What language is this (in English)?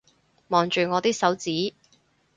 Cantonese